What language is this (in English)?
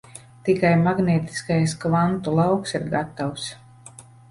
Latvian